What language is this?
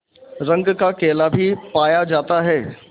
Hindi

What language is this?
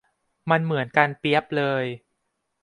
Thai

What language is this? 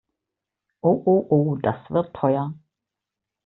German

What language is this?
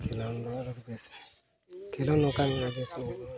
Santali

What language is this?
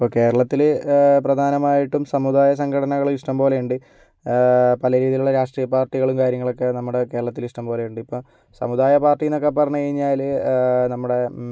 Malayalam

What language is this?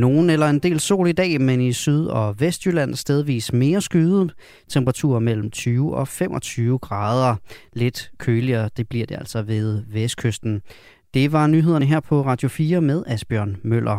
Danish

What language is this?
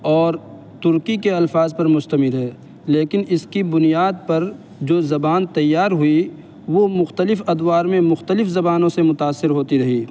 Urdu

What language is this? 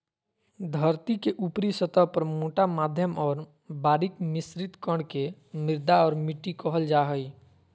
Magahi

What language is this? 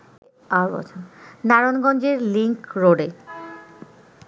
Bangla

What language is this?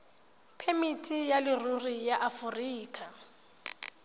Tswana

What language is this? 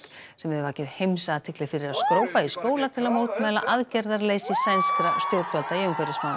Icelandic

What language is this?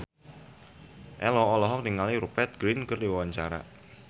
Sundanese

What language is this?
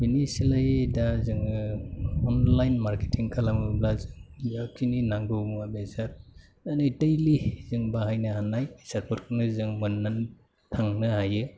Bodo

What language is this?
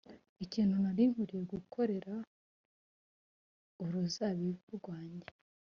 Kinyarwanda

